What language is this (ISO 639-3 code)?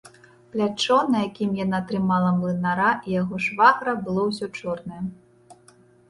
bel